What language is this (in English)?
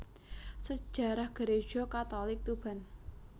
Javanese